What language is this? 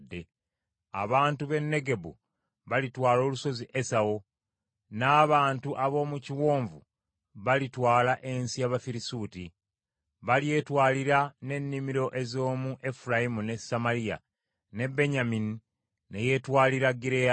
Ganda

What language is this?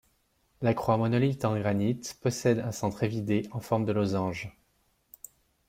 French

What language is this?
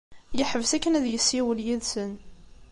Kabyle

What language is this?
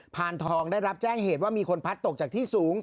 Thai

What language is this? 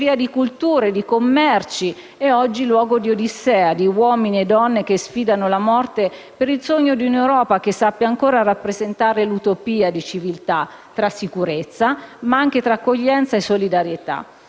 Italian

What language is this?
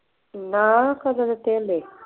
Punjabi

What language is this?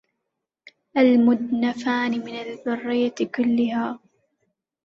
Arabic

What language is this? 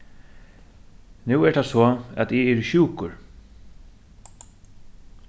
Faroese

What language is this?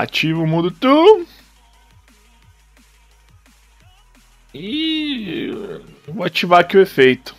Portuguese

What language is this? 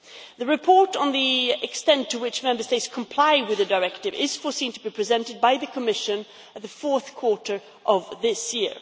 English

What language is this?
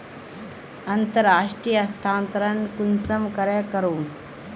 Magahi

